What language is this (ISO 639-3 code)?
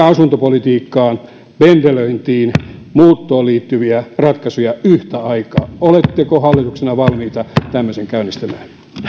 fin